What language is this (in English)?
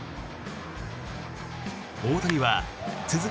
Japanese